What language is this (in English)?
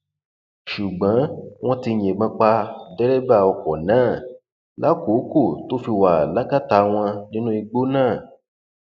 Yoruba